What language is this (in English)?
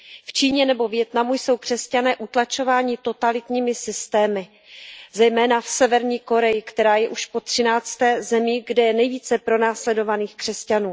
Czech